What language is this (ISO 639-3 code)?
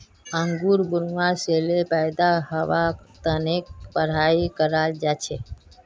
mag